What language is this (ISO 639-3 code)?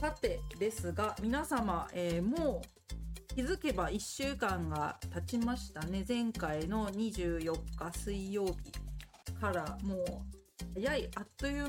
jpn